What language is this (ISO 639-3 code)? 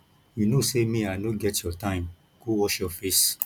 pcm